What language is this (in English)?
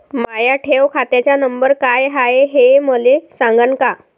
Marathi